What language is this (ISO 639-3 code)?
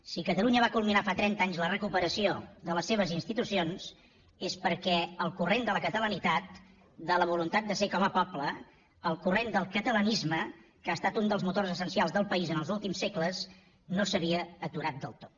cat